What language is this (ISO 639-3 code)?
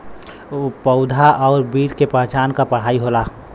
bho